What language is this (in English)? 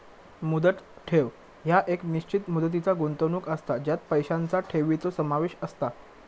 Marathi